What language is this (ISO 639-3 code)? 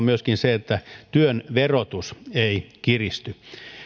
fin